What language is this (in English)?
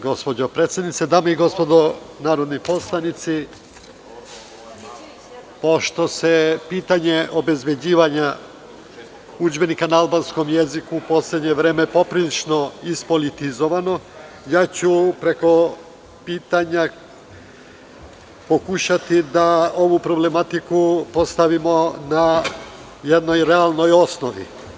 Serbian